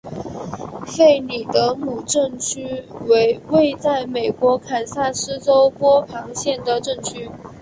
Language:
Chinese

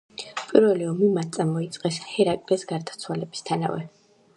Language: Georgian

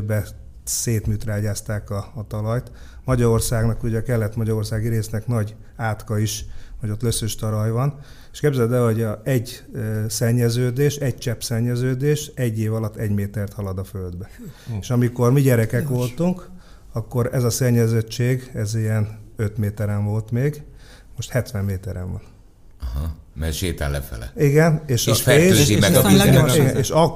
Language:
Hungarian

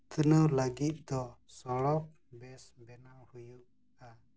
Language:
Santali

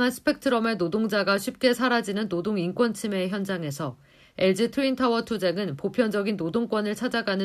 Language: Korean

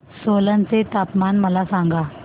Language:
Marathi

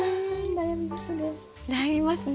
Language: Japanese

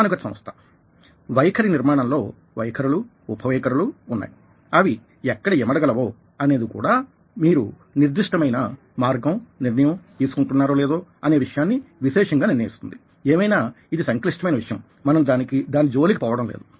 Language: Telugu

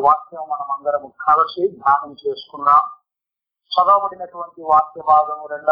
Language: Telugu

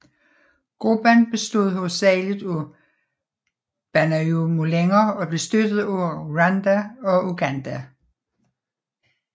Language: Danish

